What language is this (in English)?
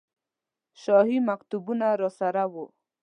Pashto